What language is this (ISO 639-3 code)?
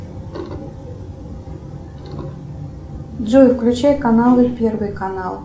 rus